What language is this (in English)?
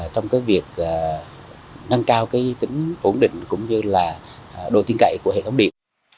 Vietnamese